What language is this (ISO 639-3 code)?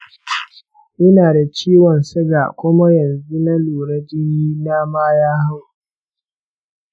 hau